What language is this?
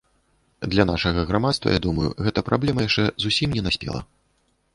Belarusian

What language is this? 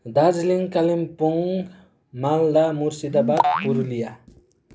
Nepali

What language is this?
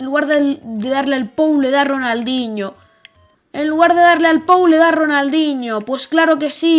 Spanish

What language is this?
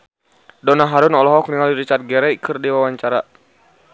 Sundanese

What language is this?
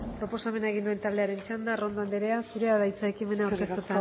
Basque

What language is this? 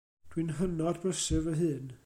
Welsh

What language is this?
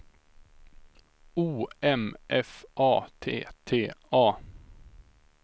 Swedish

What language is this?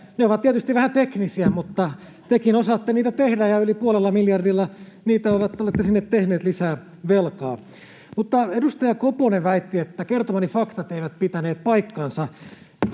Finnish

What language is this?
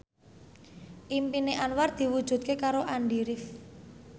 Javanese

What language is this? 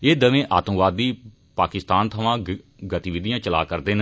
Dogri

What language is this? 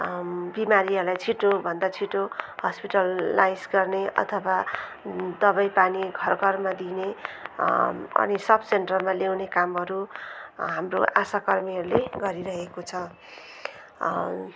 Nepali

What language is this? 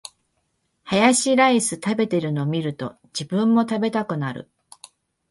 Japanese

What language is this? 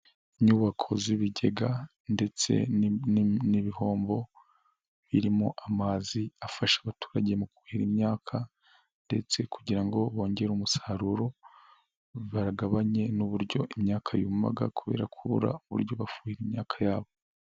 Kinyarwanda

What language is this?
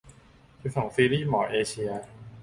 Thai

